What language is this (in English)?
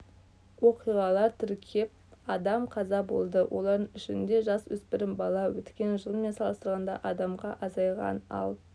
Kazakh